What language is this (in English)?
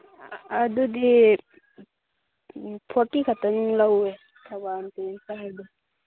Manipuri